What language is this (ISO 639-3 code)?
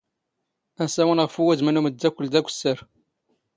zgh